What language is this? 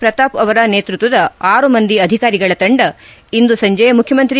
Kannada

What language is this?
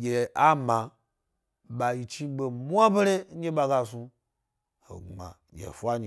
Gbari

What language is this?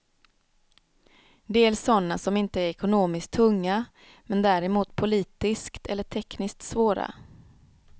Swedish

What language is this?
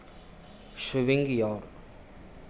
Hindi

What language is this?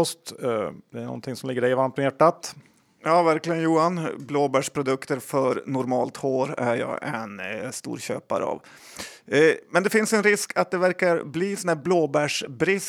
Swedish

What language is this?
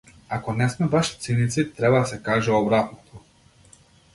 Macedonian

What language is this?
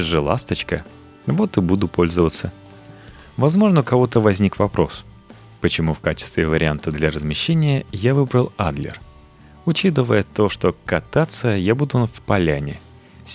Russian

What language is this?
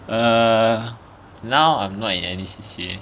English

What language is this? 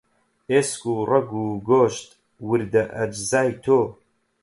Central Kurdish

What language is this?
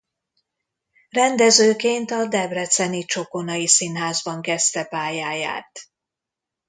Hungarian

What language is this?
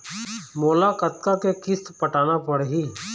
Chhattisgarhi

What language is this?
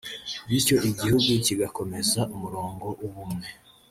Kinyarwanda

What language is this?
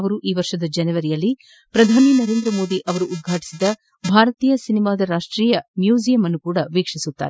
Kannada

